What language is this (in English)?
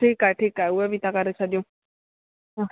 Sindhi